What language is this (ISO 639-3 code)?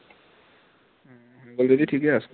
asm